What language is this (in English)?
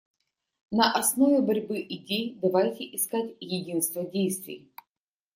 Russian